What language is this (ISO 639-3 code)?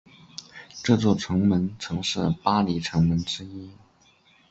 zho